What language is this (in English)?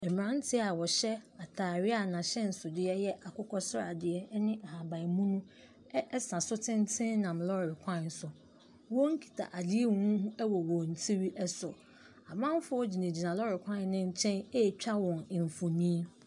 Akan